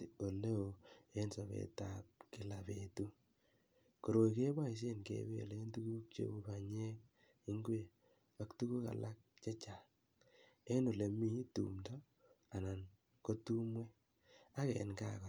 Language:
Kalenjin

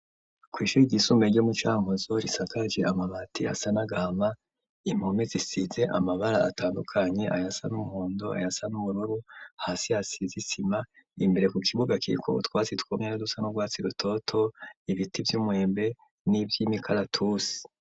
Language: Rundi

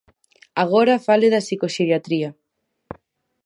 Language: Galician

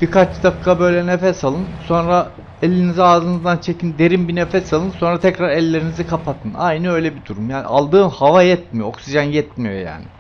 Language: Turkish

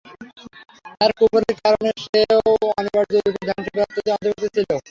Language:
Bangla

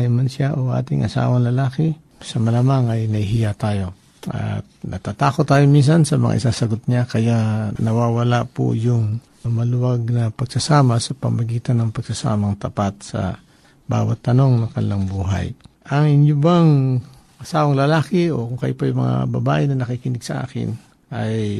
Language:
Filipino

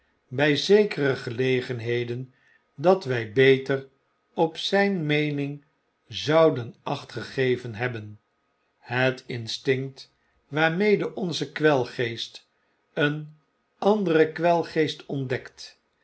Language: Dutch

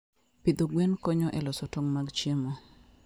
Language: Luo (Kenya and Tanzania)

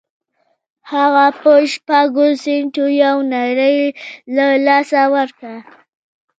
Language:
Pashto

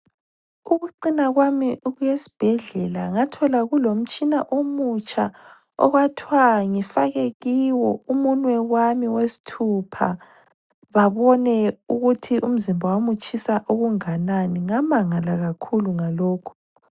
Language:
North Ndebele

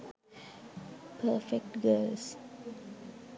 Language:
Sinhala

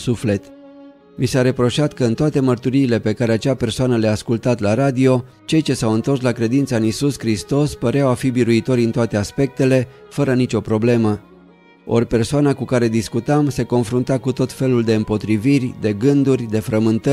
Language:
Romanian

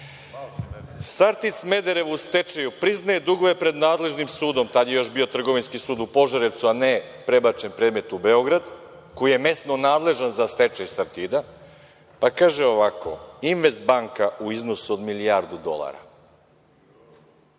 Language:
Serbian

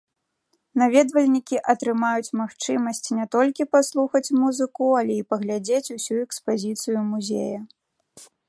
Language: Belarusian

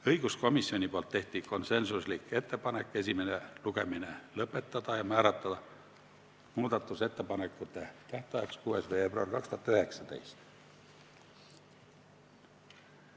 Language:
Estonian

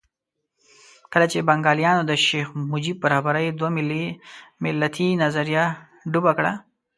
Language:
Pashto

